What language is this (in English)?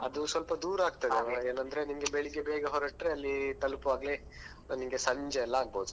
Kannada